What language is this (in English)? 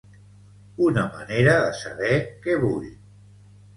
Catalan